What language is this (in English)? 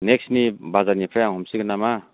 Bodo